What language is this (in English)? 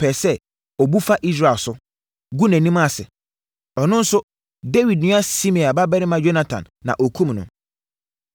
Akan